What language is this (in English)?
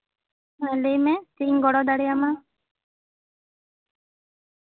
Santali